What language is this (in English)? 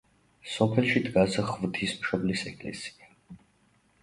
Georgian